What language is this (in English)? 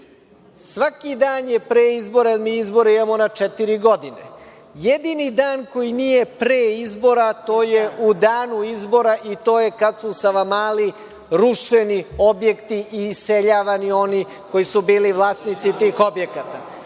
Serbian